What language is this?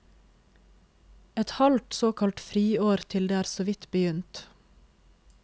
Norwegian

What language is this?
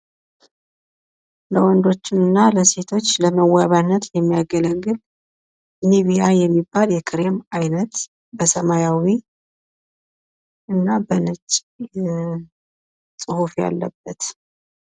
Amharic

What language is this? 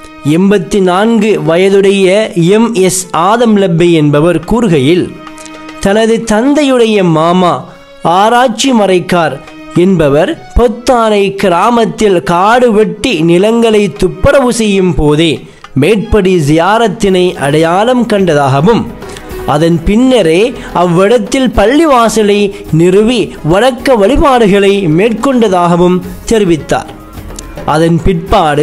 Arabic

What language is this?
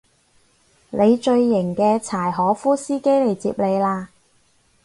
Cantonese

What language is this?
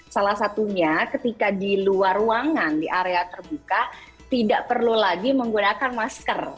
Indonesian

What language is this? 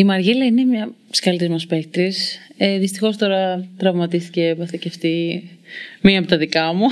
Greek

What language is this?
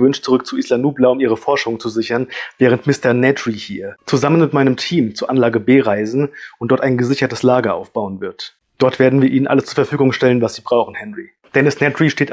German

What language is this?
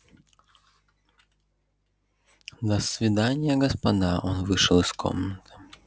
Russian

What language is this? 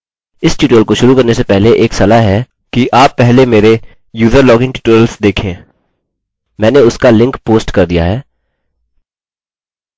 Hindi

